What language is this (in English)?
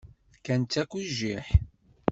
Kabyle